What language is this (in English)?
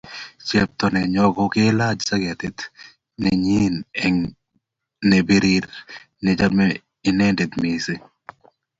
Kalenjin